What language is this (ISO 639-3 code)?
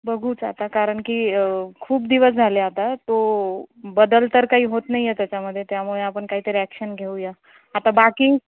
mar